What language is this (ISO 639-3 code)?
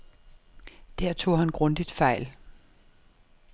dan